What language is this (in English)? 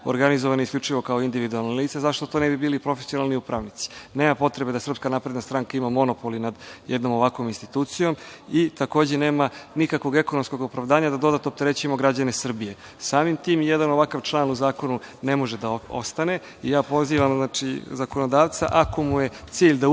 Serbian